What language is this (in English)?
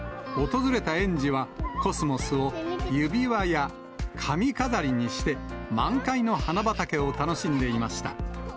Japanese